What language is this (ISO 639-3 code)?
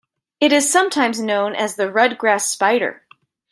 eng